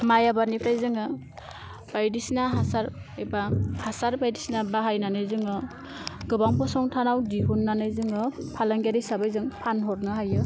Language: Bodo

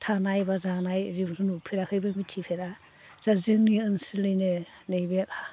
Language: Bodo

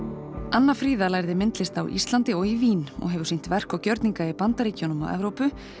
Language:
Icelandic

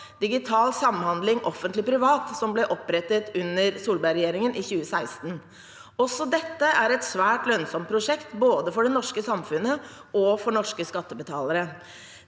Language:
Norwegian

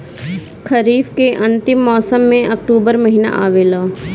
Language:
Bhojpuri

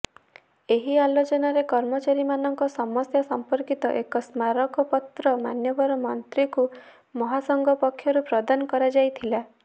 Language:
Odia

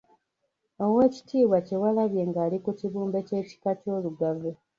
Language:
Ganda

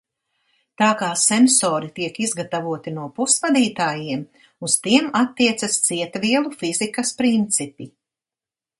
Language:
Latvian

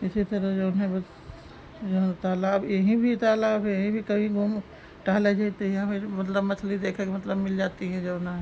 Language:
Hindi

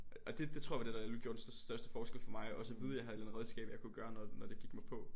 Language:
Danish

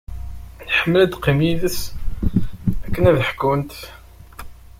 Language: Kabyle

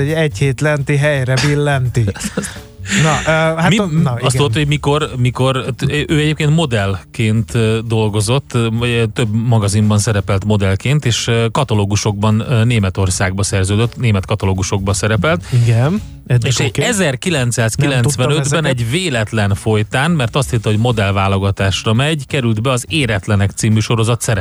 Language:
Hungarian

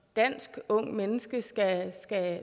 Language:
Danish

